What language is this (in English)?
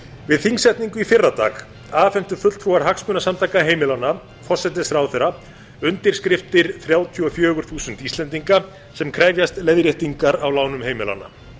Icelandic